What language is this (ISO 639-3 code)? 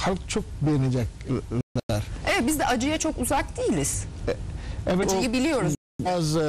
tur